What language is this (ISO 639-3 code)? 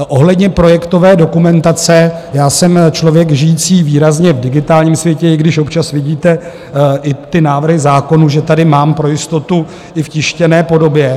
ces